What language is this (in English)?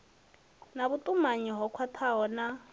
Venda